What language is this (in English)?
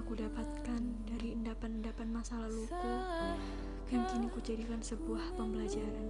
Indonesian